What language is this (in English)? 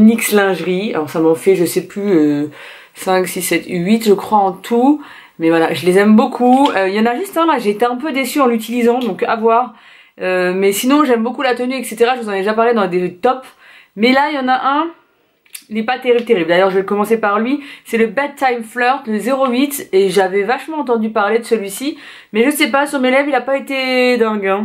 French